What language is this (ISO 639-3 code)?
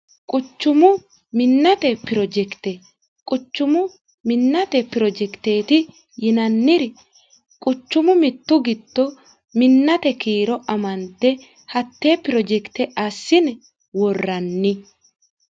sid